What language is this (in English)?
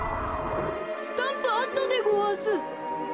Japanese